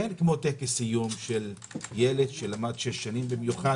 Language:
Hebrew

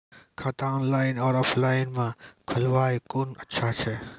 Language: Maithili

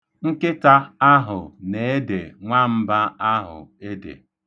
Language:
Igbo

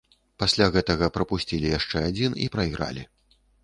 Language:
Belarusian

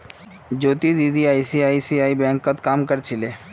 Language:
Magahi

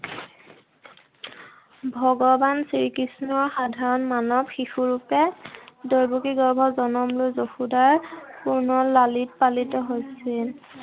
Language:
Assamese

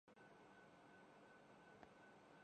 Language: Urdu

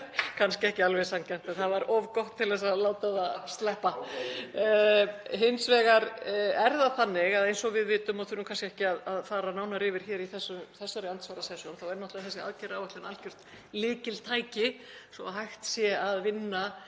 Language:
Icelandic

